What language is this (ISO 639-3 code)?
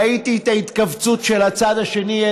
heb